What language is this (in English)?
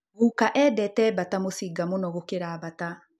Kikuyu